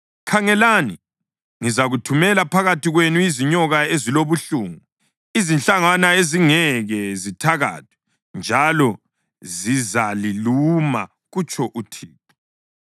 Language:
North Ndebele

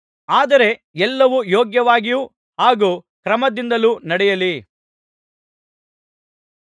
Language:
Kannada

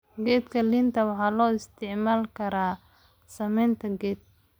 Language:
Somali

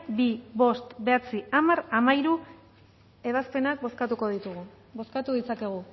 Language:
Basque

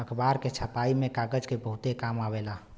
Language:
Bhojpuri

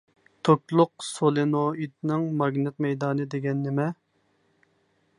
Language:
Uyghur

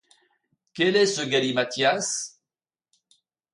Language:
French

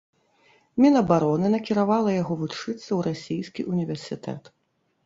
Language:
Belarusian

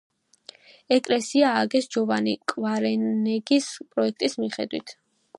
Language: Georgian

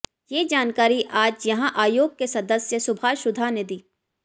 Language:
Hindi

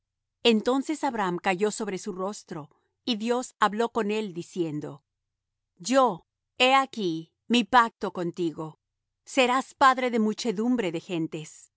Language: Spanish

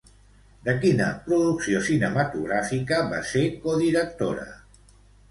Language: Catalan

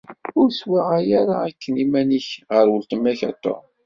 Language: Kabyle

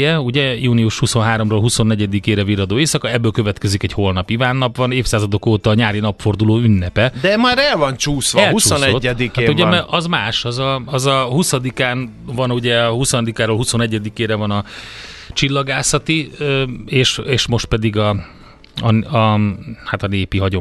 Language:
Hungarian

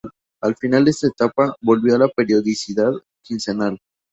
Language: Spanish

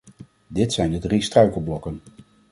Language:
Dutch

